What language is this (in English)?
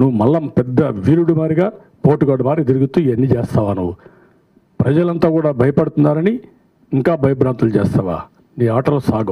Hindi